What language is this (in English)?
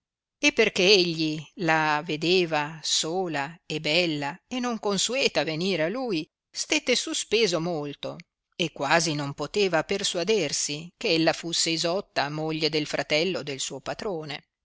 Italian